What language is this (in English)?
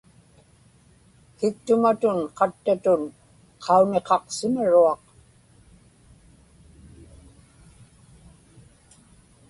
Inupiaq